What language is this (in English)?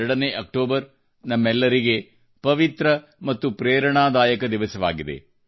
Kannada